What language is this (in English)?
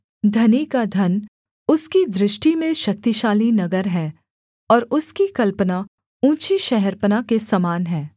Hindi